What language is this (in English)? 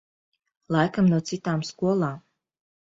Latvian